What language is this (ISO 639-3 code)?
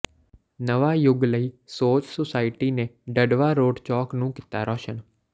pan